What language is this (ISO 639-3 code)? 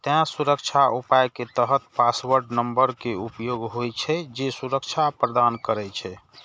mai